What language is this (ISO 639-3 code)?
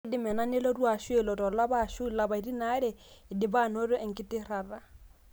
mas